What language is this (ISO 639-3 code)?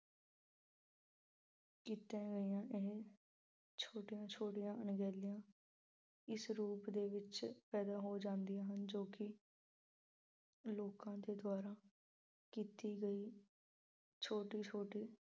pan